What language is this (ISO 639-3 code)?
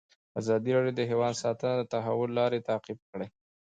pus